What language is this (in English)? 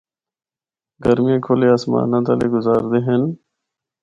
Northern Hindko